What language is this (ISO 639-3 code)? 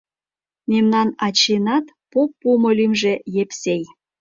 chm